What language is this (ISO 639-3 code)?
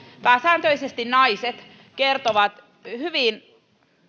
fin